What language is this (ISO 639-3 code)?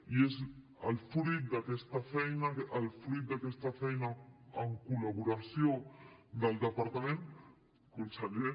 cat